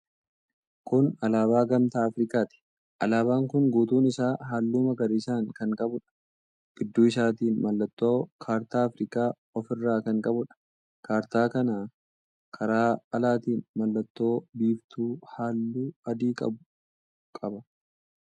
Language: Oromo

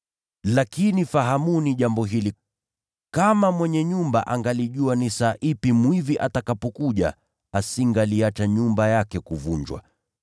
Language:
Swahili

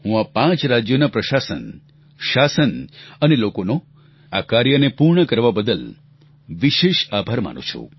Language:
Gujarati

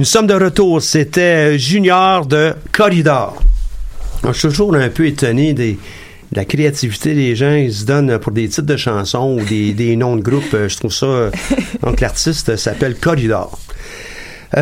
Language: French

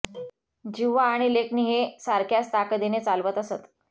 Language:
Marathi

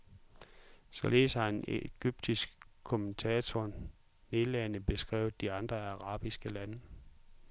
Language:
Danish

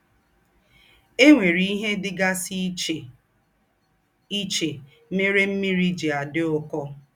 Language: Igbo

